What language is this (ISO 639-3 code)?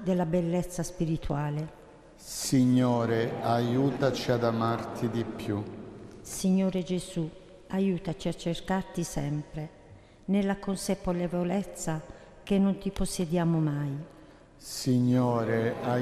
ita